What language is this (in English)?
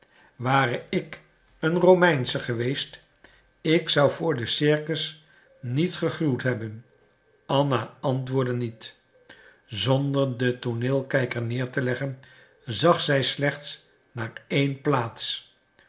Dutch